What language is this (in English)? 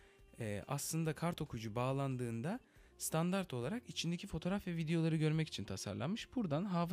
Turkish